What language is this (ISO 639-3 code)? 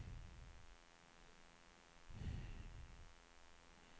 swe